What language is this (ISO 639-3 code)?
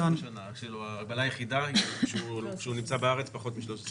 heb